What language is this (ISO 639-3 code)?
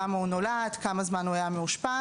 heb